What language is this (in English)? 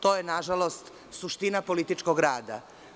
Serbian